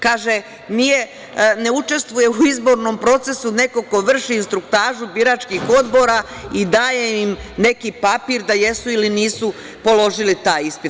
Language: Serbian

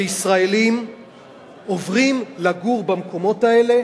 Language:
Hebrew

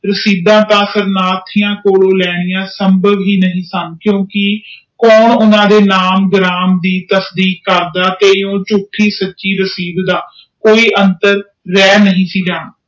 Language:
Punjabi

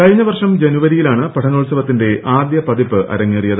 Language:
Malayalam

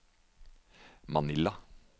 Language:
Norwegian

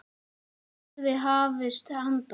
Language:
Icelandic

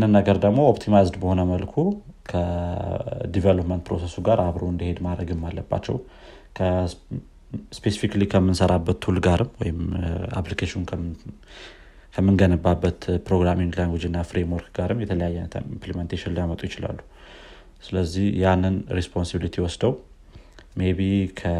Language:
Amharic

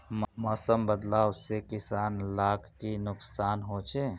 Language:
Magahi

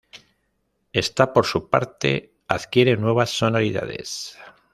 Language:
Spanish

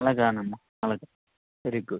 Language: Telugu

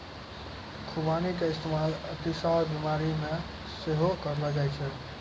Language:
Maithili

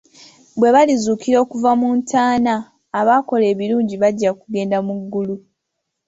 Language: Ganda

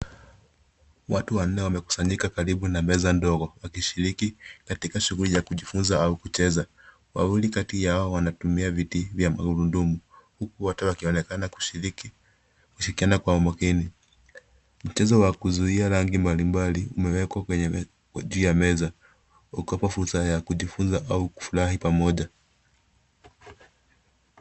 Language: Swahili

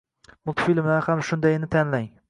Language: Uzbek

